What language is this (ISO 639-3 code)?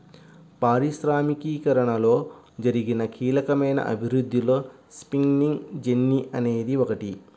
tel